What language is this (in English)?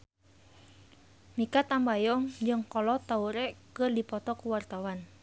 Sundanese